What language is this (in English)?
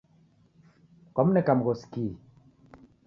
Taita